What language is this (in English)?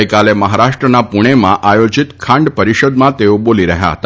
Gujarati